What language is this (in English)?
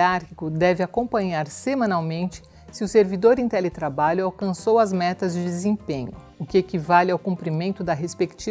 Portuguese